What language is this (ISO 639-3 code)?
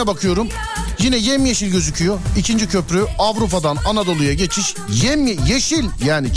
tur